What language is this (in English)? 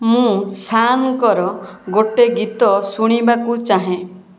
Odia